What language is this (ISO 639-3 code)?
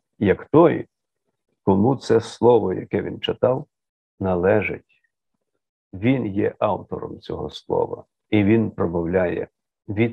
ukr